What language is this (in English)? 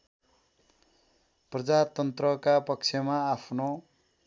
Nepali